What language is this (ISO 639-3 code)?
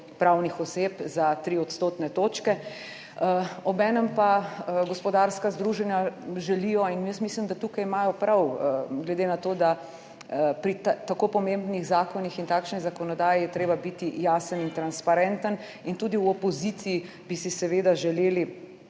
slv